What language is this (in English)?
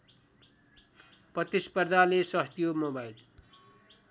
Nepali